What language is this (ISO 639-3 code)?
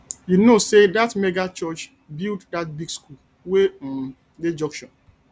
pcm